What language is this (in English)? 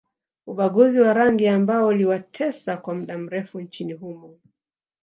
Swahili